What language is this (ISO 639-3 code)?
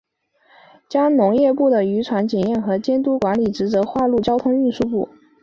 zho